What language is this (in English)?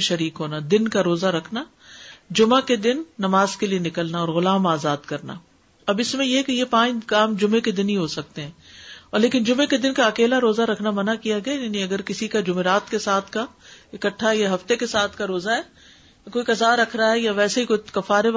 Urdu